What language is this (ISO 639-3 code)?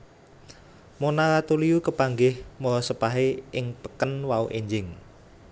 jav